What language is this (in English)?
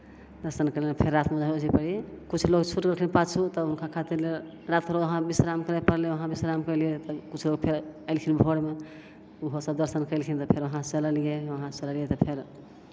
Maithili